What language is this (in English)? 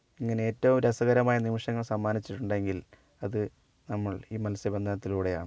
Malayalam